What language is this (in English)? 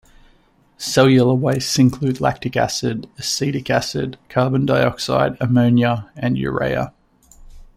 English